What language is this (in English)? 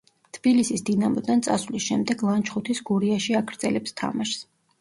Georgian